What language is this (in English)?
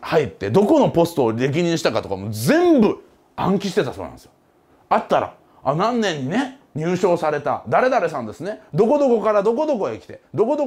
Japanese